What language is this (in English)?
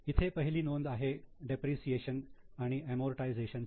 Marathi